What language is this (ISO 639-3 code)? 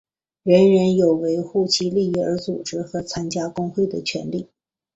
zho